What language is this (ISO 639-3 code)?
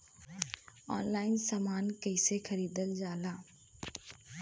bho